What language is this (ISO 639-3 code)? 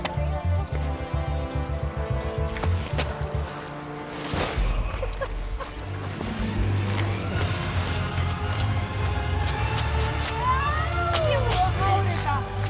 isl